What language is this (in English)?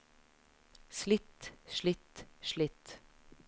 Norwegian